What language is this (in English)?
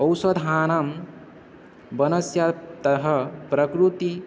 Sanskrit